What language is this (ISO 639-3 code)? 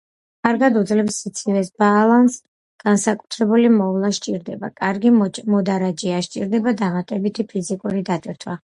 kat